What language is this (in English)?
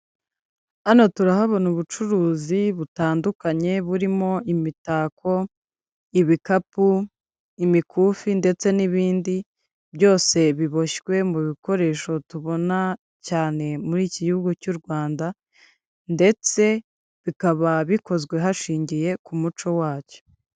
Kinyarwanda